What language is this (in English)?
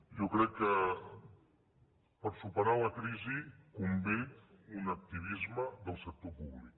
Catalan